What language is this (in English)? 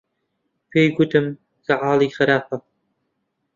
Central Kurdish